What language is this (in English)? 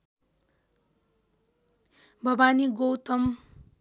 Nepali